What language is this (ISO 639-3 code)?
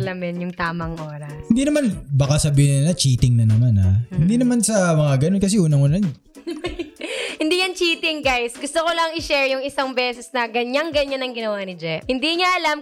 fil